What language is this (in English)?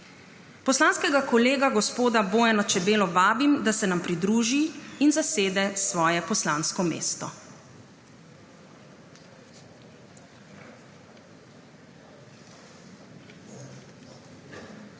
Slovenian